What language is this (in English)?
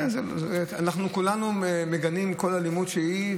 Hebrew